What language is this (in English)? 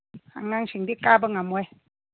Manipuri